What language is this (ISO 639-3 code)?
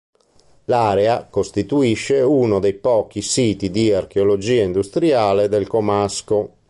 ita